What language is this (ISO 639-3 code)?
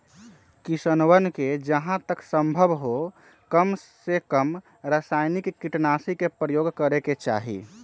mag